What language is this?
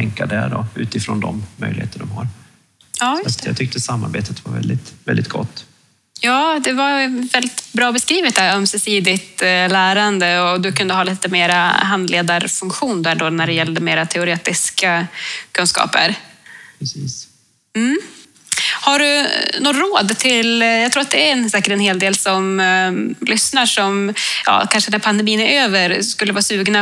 Swedish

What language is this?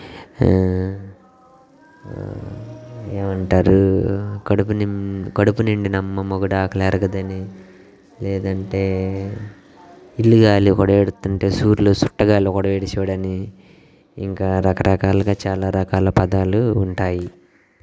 Telugu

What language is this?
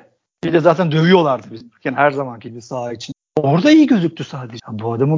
Turkish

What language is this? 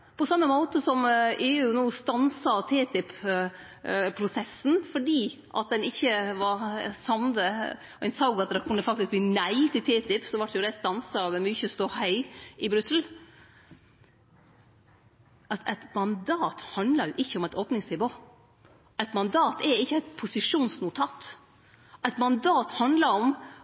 Norwegian Nynorsk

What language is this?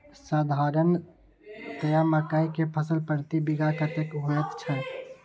Maithili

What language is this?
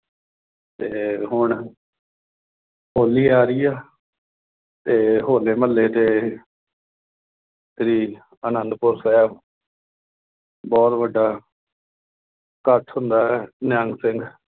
Punjabi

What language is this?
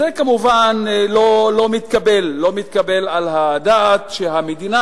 Hebrew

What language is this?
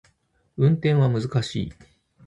Japanese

